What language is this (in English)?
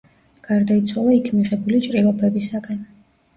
Georgian